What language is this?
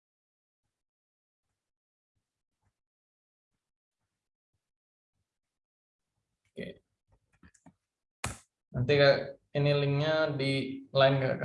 Indonesian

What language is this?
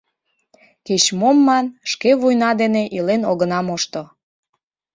Mari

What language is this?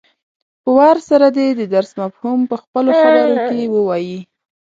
Pashto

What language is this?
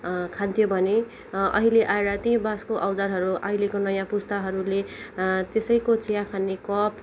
Nepali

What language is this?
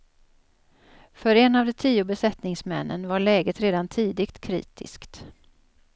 Swedish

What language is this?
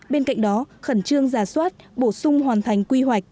Vietnamese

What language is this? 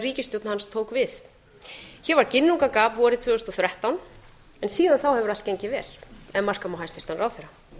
Icelandic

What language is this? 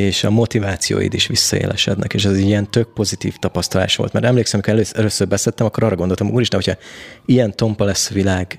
Hungarian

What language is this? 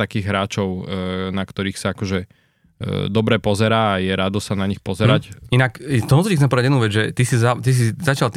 Slovak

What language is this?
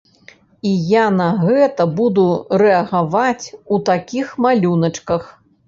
Belarusian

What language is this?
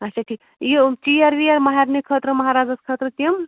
Kashmiri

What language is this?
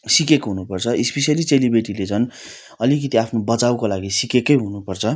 Nepali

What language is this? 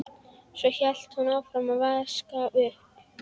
Icelandic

